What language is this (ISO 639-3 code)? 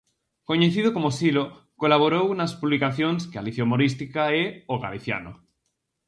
glg